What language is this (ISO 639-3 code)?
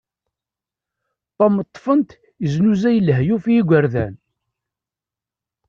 kab